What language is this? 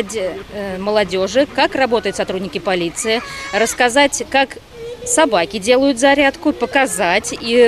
Russian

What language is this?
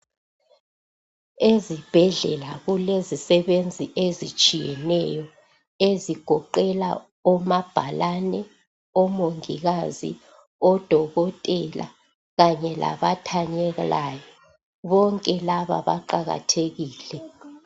North Ndebele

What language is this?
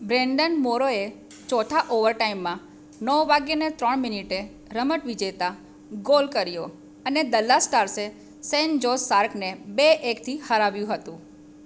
Gujarati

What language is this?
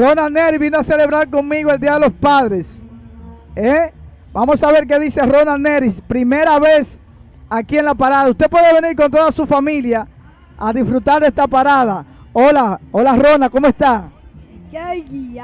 Spanish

